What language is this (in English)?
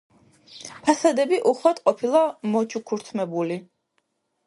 Georgian